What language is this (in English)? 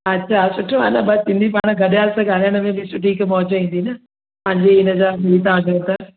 Sindhi